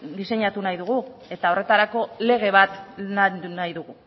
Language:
Basque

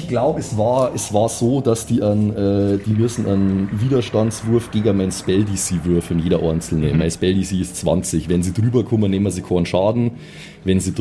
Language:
German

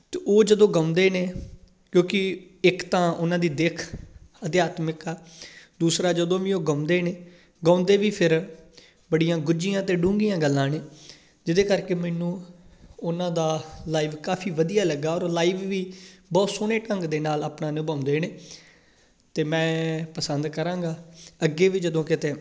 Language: Punjabi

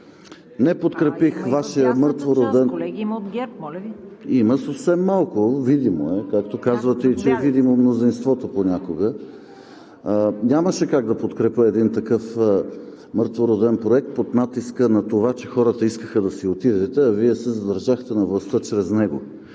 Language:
Bulgarian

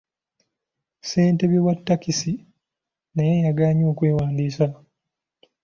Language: Ganda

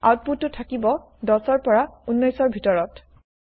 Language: Assamese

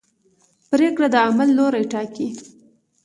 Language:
Pashto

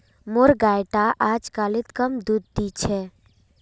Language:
Magahi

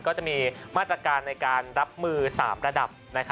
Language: Thai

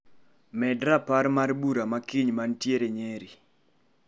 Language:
Luo (Kenya and Tanzania)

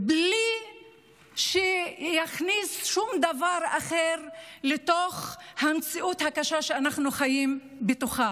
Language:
Hebrew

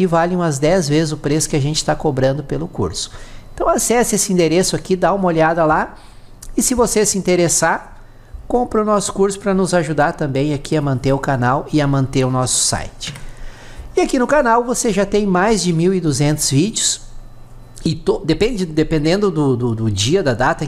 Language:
Portuguese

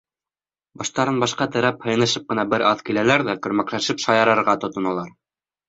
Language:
Bashkir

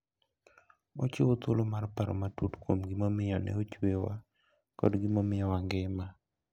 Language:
Luo (Kenya and Tanzania)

